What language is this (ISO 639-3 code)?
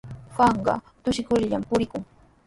qws